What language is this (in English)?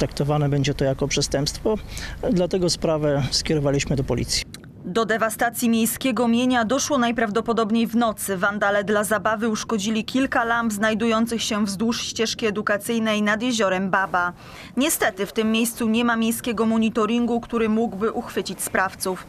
Polish